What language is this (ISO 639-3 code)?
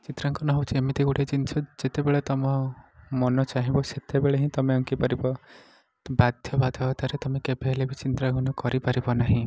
ori